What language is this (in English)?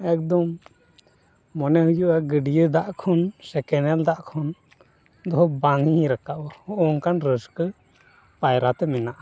Santali